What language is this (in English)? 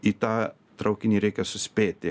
Lithuanian